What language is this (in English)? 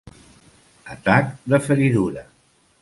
Catalan